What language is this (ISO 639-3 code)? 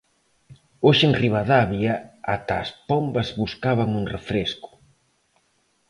glg